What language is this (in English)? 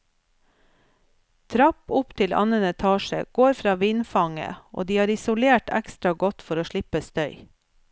Norwegian